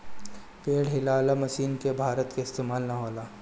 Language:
Bhojpuri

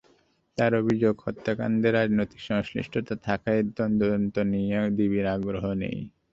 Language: Bangla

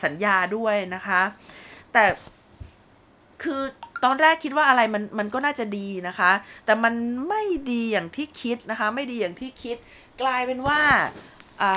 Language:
Thai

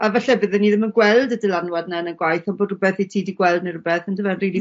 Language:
Welsh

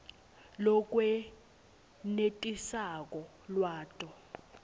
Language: Swati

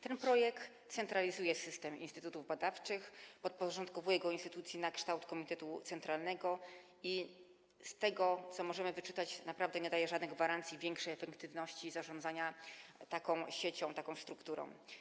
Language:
Polish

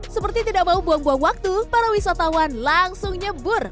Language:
Indonesian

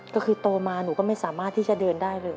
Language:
Thai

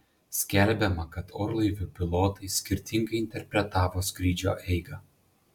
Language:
Lithuanian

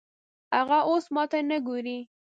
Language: Pashto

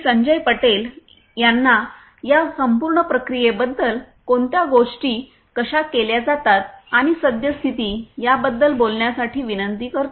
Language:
Marathi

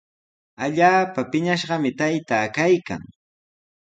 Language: Sihuas Ancash Quechua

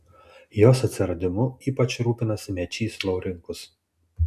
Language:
Lithuanian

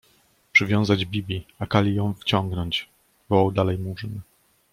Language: Polish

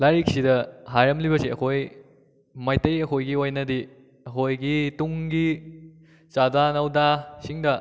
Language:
Manipuri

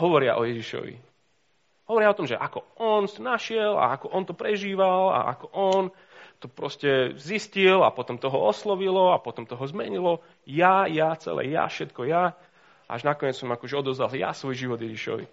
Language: Slovak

